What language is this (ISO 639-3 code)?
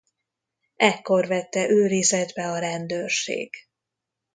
hun